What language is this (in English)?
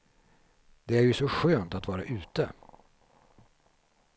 Swedish